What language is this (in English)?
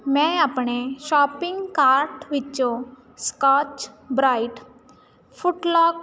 Punjabi